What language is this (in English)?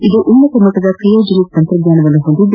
Kannada